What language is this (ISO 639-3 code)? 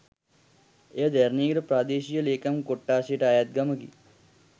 sin